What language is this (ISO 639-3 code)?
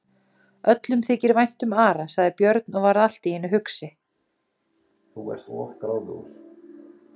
isl